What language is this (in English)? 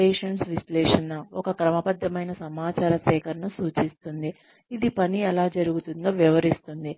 Telugu